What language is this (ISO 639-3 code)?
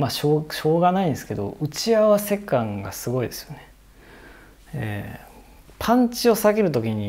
jpn